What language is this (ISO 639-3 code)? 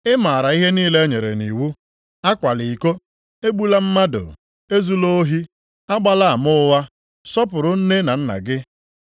ibo